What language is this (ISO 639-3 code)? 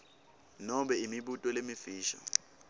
ssw